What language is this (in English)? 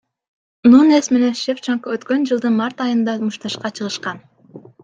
Kyrgyz